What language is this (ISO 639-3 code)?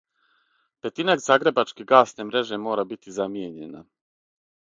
srp